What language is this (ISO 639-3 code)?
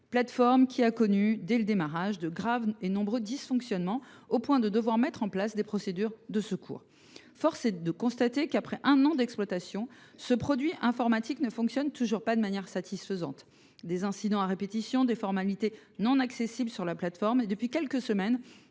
fra